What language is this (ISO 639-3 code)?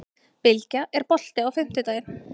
isl